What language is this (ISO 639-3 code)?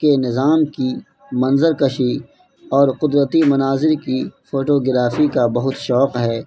urd